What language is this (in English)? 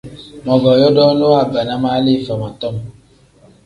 Tem